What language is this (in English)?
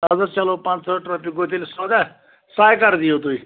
Kashmiri